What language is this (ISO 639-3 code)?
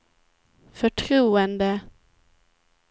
swe